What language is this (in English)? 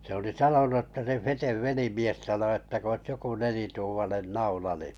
Finnish